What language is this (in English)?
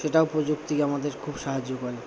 Bangla